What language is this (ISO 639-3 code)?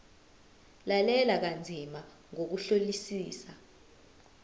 zul